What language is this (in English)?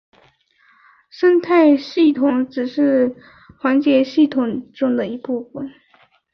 Chinese